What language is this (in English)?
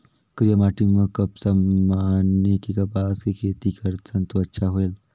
Chhattisgarhi